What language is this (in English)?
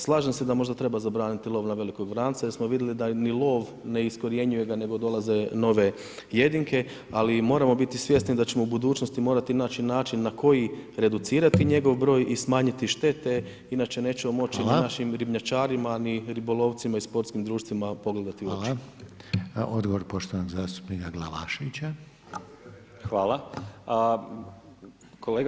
Croatian